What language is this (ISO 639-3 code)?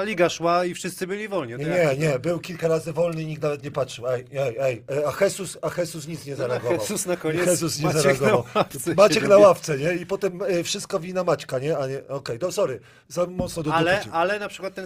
pol